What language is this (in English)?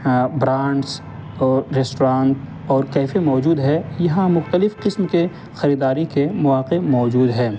Urdu